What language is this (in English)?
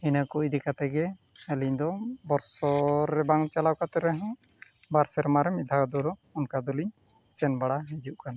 Santali